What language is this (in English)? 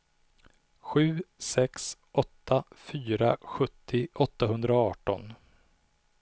Swedish